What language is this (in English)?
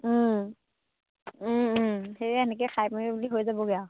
Assamese